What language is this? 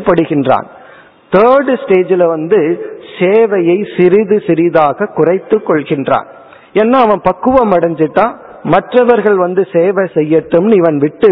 Tamil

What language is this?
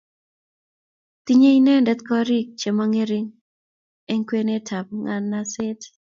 Kalenjin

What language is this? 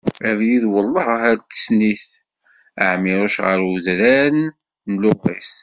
Kabyle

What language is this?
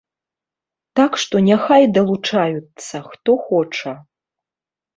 Belarusian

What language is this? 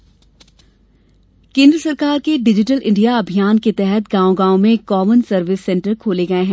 Hindi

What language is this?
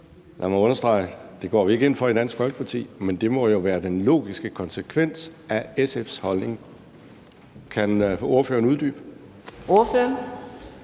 Danish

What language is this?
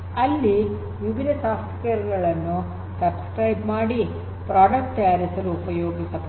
Kannada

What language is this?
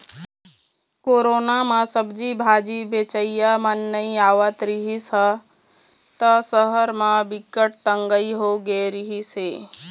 Chhattisgarhi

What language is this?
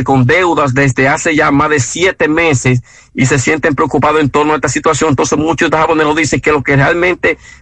Spanish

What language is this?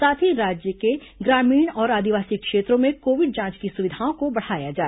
Hindi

